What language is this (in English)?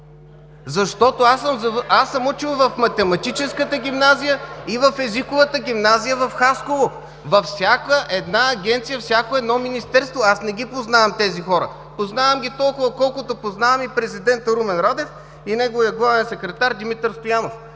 Bulgarian